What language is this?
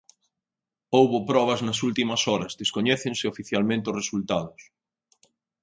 Galician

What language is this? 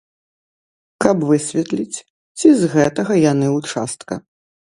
Belarusian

